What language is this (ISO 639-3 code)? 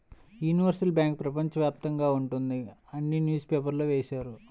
tel